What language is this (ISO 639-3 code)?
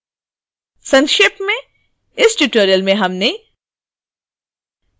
hin